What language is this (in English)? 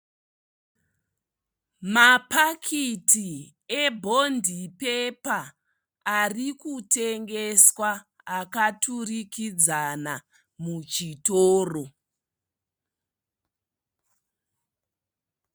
Shona